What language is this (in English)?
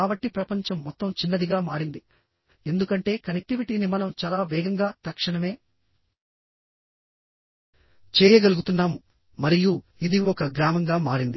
Telugu